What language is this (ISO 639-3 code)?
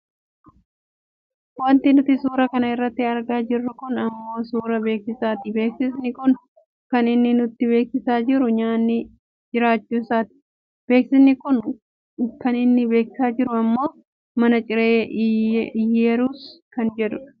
orm